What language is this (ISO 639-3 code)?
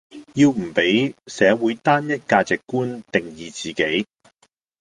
yue